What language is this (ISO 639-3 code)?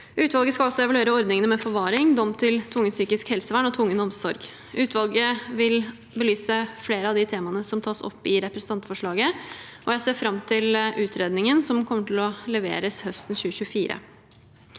nor